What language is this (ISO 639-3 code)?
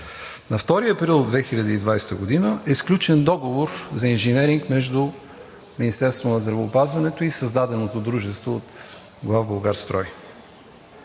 bul